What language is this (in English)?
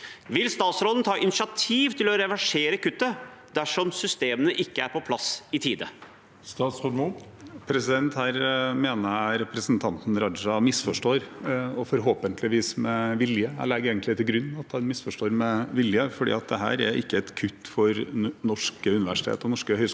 Norwegian